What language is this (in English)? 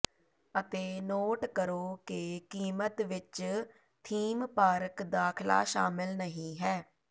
Punjabi